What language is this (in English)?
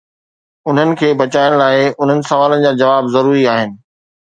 Sindhi